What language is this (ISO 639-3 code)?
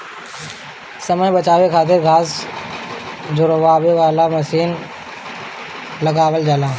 bho